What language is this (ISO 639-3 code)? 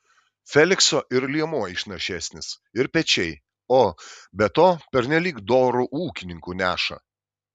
lit